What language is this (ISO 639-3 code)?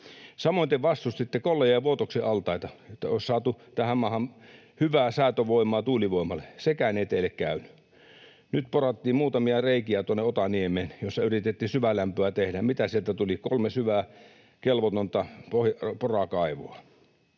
fin